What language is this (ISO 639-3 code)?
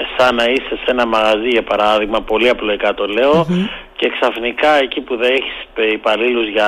ell